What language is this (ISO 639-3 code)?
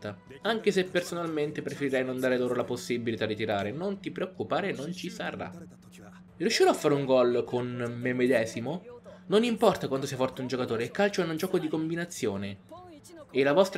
ita